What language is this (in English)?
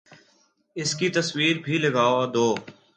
Urdu